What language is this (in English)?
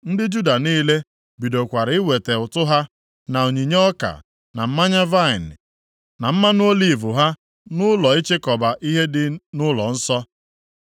Igbo